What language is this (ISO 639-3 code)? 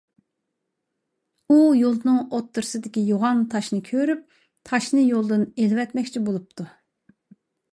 uig